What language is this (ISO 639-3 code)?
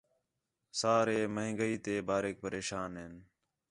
xhe